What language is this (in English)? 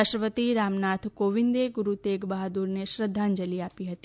Gujarati